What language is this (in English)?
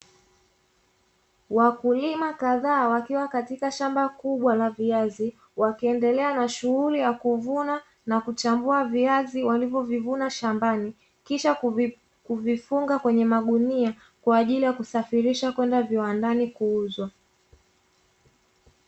Swahili